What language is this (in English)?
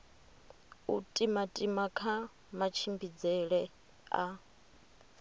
Venda